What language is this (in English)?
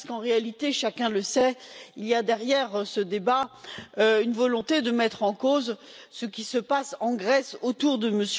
French